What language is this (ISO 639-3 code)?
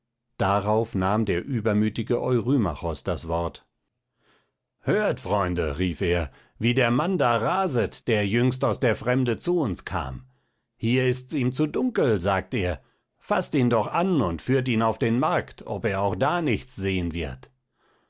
deu